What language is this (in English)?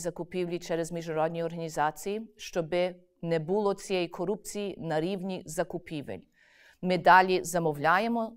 Ukrainian